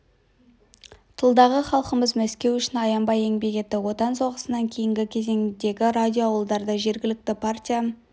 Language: Kazakh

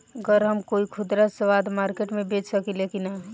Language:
Bhojpuri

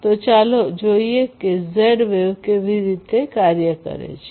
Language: Gujarati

